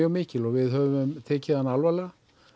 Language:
Icelandic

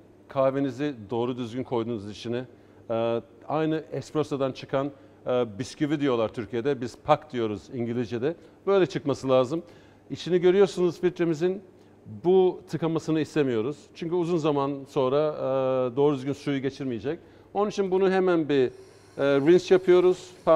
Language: Turkish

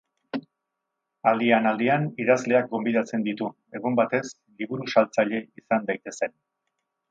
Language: Basque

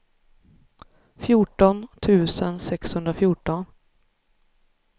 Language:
Swedish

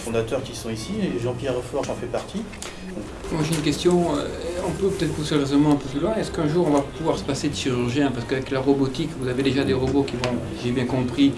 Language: French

